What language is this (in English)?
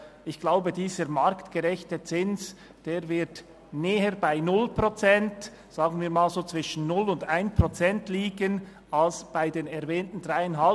Swiss German